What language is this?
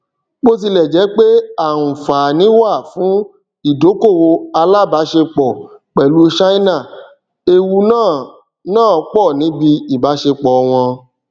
Yoruba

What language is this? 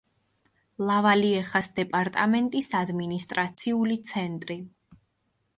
Georgian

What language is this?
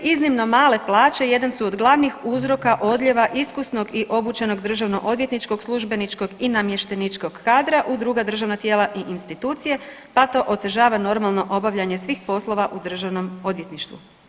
Croatian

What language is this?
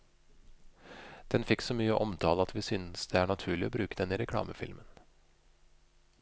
Norwegian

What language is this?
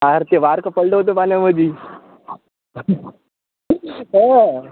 Marathi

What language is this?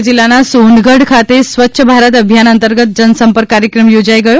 Gujarati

